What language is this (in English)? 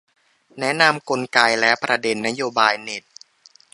Thai